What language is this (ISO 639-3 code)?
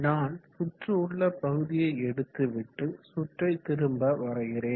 tam